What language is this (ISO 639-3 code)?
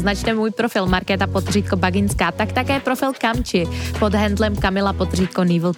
ces